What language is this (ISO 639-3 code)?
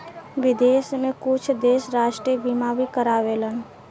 bho